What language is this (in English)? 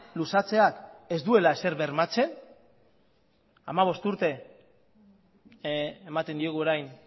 Basque